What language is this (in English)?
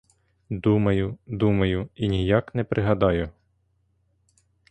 Ukrainian